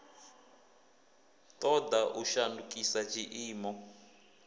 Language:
Venda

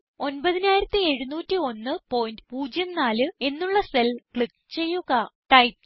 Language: Malayalam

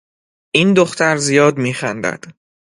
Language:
Persian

